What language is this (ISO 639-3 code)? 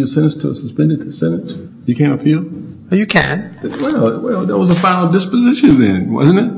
eng